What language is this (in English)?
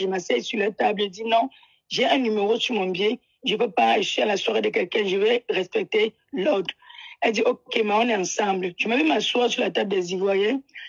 French